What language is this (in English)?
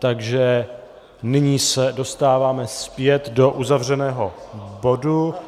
Czech